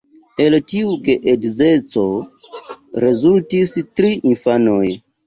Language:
Esperanto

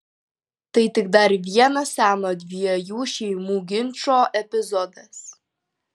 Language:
Lithuanian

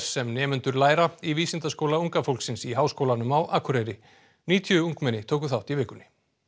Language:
Icelandic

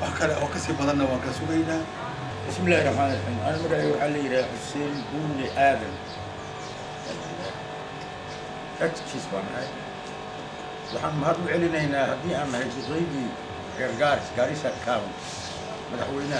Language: Arabic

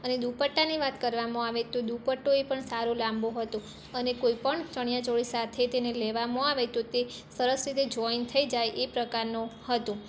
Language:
Gujarati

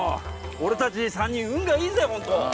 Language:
Japanese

